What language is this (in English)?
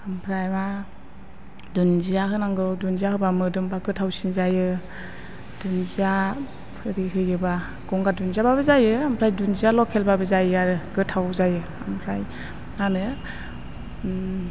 Bodo